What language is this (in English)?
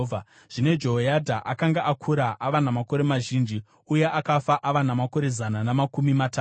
Shona